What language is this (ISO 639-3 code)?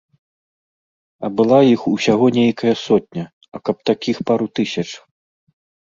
bel